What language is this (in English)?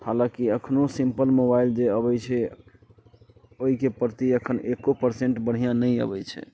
Maithili